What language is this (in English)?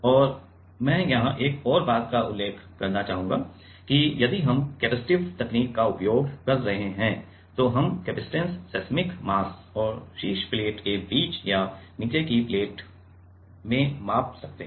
Hindi